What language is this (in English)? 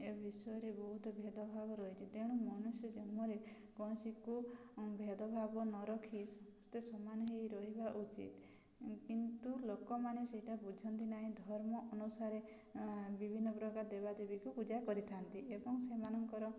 Odia